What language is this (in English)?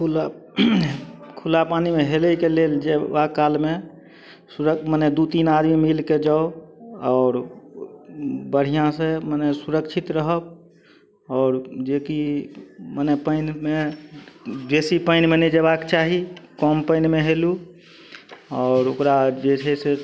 Maithili